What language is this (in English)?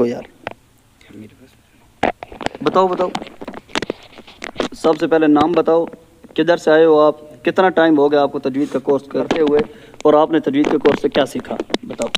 Arabic